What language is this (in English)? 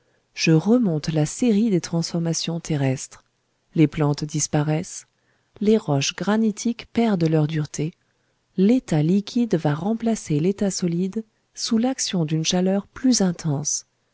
French